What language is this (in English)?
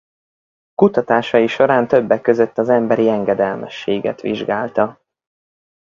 Hungarian